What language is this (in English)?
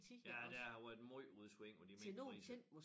Danish